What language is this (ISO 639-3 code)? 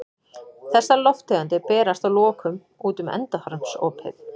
isl